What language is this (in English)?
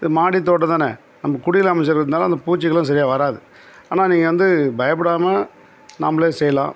Tamil